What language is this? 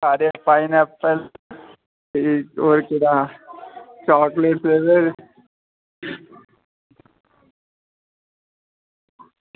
Dogri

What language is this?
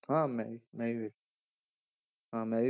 Punjabi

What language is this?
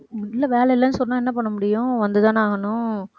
Tamil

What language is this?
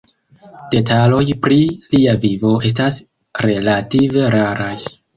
Esperanto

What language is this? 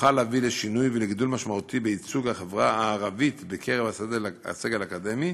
Hebrew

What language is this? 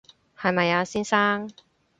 Cantonese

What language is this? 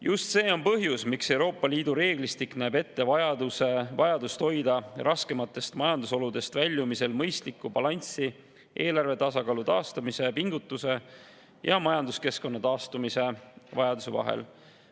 Estonian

